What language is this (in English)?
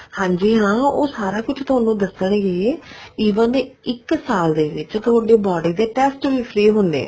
Punjabi